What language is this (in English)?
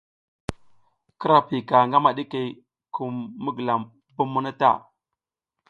South Giziga